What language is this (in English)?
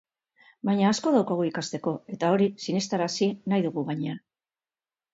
Basque